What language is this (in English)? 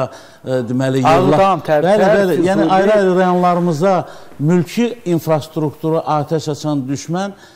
Turkish